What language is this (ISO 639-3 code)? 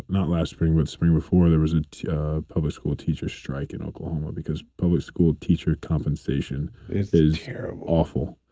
eng